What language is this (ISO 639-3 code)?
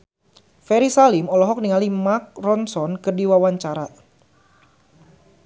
sun